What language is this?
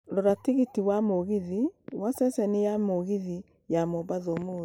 Kikuyu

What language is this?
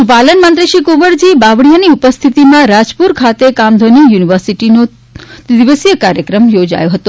Gujarati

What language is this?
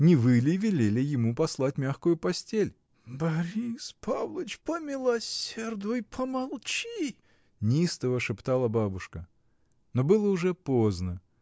Russian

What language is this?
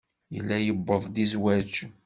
Kabyle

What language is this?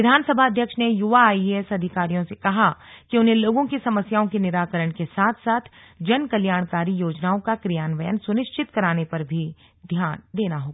Hindi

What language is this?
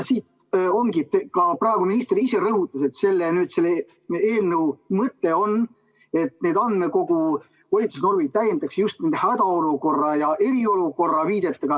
Estonian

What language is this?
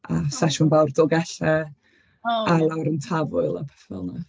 Welsh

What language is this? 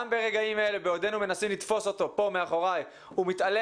Hebrew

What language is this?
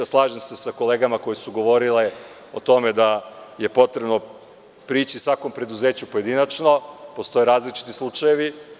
Serbian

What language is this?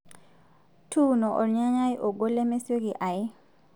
Masai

